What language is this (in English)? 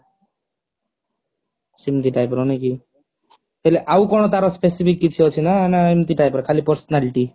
Odia